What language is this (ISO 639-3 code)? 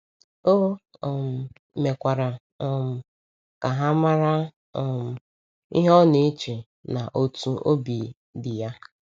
ibo